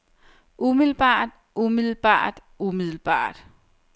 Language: Danish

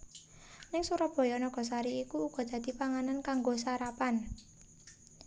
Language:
Javanese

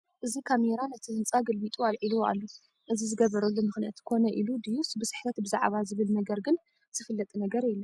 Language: Tigrinya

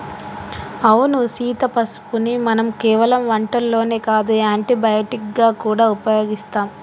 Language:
Telugu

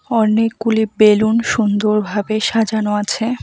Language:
Bangla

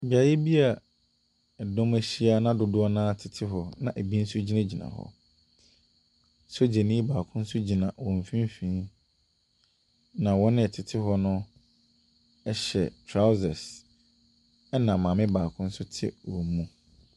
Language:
Akan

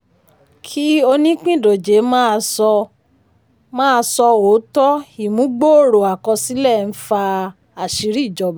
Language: Yoruba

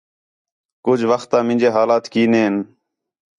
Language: Khetrani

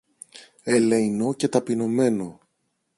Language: Greek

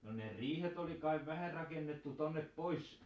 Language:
Finnish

